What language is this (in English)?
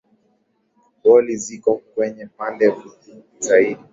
Swahili